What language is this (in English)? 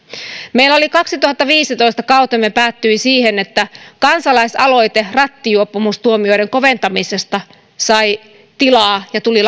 Finnish